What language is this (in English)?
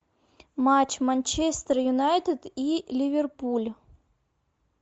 Russian